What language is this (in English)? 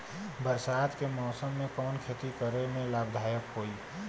Bhojpuri